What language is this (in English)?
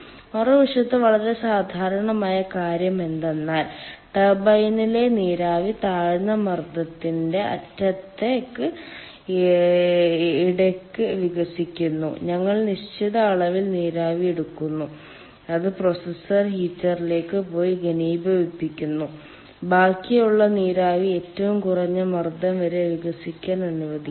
Malayalam